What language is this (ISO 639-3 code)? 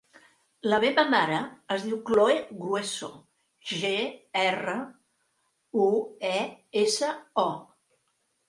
cat